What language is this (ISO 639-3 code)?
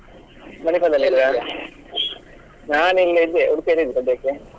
kan